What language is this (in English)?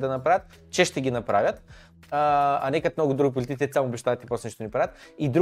Bulgarian